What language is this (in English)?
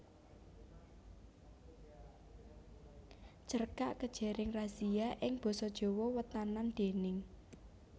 Javanese